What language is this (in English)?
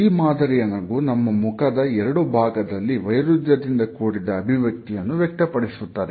Kannada